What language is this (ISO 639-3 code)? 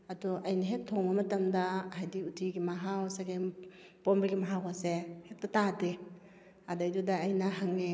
mni